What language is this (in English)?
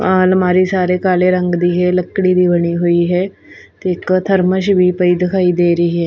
Punjabi